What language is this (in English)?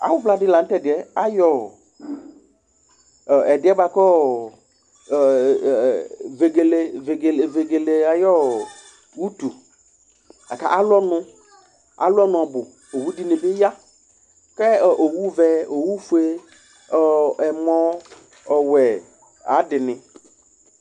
Ikposo